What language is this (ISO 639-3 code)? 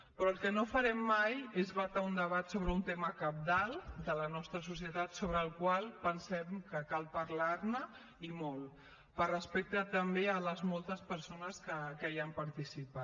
cat